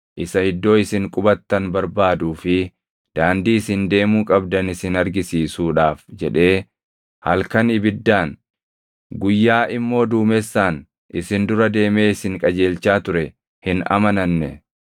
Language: Oromo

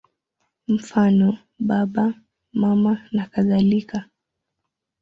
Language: Swahili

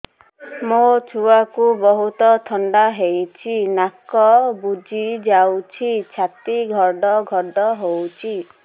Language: Odia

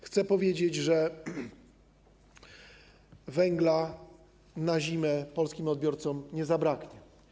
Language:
Polish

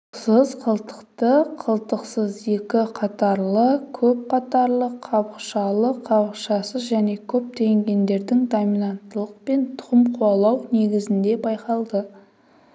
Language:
Kazakh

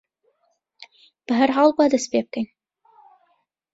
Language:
Central Kurdish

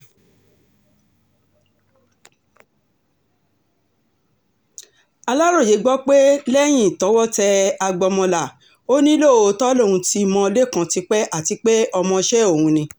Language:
Yoruba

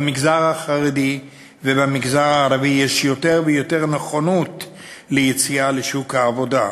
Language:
Hebrew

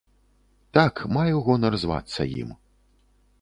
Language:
Belarusian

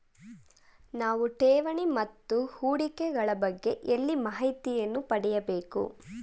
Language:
Kannada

